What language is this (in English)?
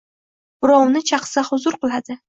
Uzbek